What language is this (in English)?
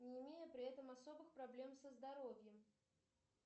Russian